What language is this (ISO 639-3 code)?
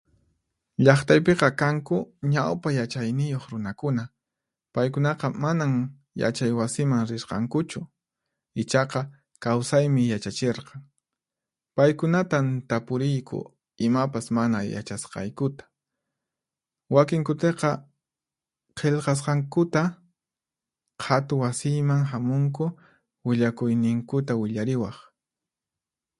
qxp